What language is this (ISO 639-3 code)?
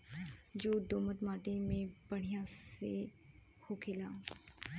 bho